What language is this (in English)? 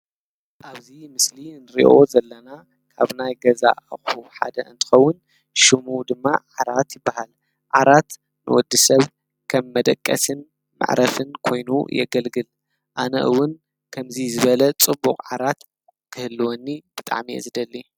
Tigrinya